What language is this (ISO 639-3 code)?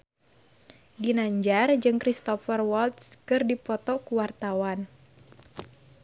sun